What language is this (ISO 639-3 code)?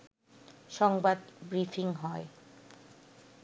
ben